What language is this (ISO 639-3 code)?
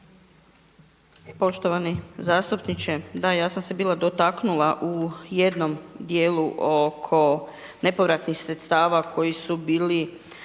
hrv